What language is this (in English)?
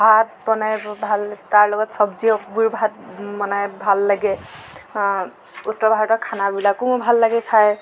Assamese